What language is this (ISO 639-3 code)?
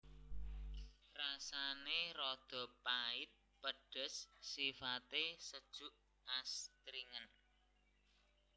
jav